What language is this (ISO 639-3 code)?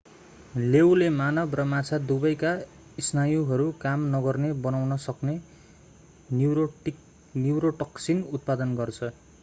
nep